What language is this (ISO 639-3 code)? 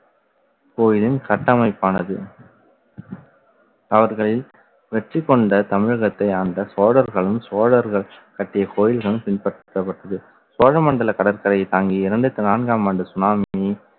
tam